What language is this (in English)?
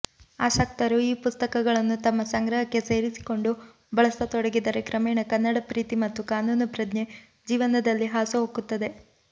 Kannada